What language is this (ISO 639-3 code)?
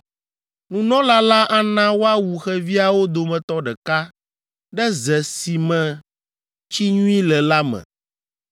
ewe